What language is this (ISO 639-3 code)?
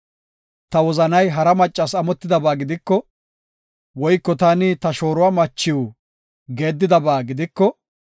gof